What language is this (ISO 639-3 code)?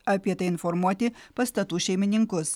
lit